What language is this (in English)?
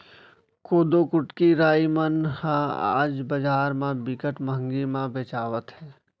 Chhattisgarhi